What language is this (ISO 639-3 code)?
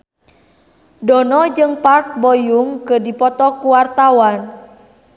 sun